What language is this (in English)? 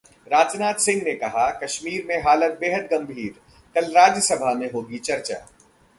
Hindi